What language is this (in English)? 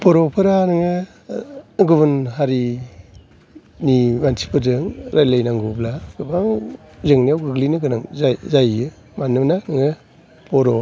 Bodo